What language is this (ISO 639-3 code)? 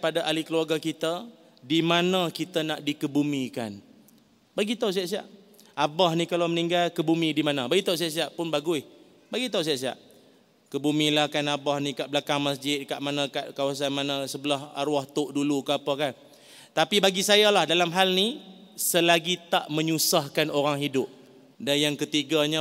msa